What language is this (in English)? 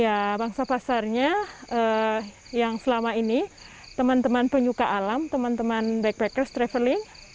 Indonesian